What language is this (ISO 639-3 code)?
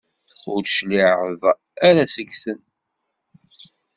kab